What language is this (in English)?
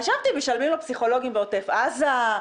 Hebrew